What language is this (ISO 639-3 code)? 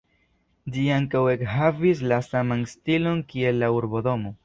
epo